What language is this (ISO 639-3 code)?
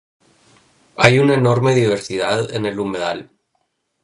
spa